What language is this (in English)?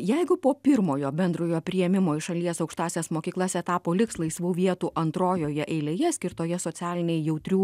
Lithuanian